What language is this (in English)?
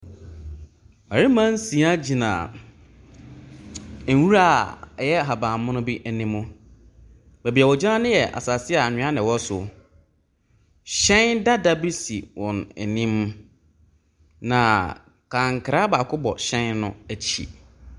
Akan